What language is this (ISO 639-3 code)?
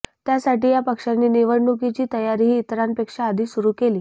mar